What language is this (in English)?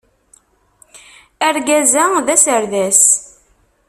Kabyle